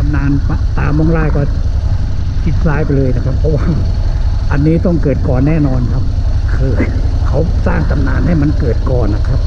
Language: Thai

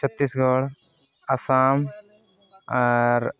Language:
Santali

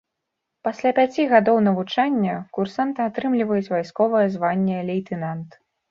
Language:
Belarusian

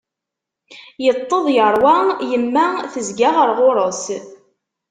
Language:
Kabyle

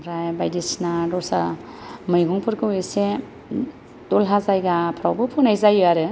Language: Bodo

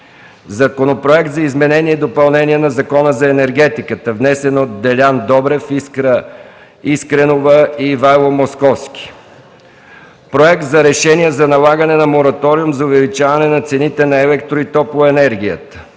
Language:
Bulgarian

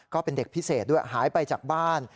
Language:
Thai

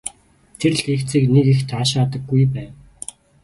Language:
Mongolian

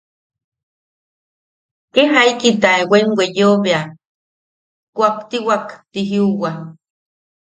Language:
Yaqui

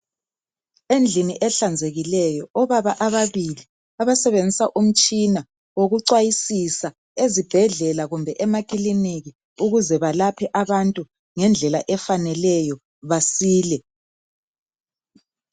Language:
North Ndebele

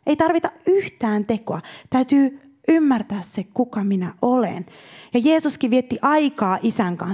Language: Finnish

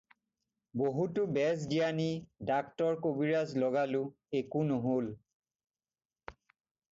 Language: Assamese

